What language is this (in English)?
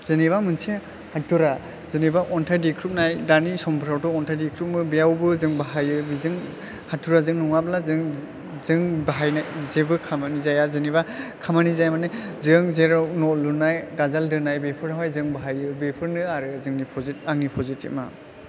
Bodo